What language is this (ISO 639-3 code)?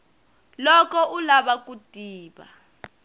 tso